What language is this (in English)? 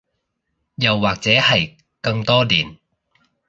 Cantonese